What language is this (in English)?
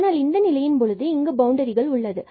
Tamil